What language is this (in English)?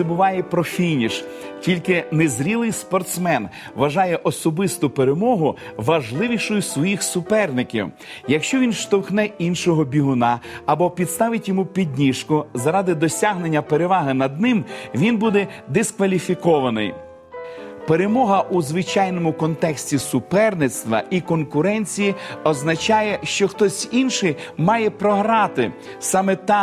Ukrainian